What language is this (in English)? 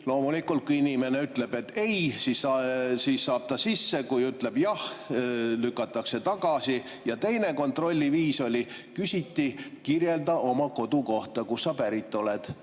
Estonian